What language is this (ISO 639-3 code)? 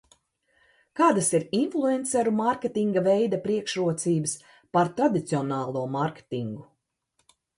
lav